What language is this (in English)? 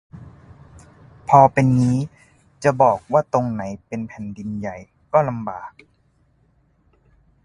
Thai